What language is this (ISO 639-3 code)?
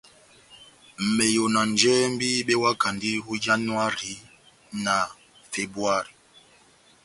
bnm